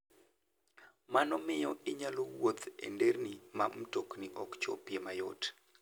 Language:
Luo (Kenya and Tanzania)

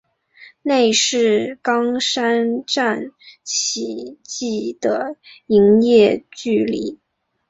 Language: Chinese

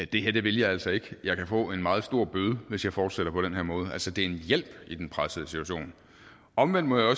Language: Danish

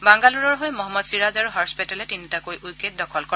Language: Assamese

